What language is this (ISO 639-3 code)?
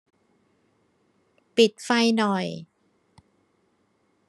tha